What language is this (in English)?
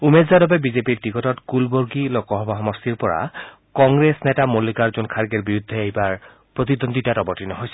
Assamese